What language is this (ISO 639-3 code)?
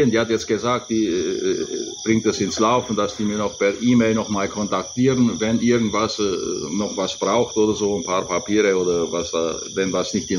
deu